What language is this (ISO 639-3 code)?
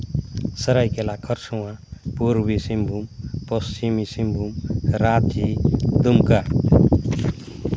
sat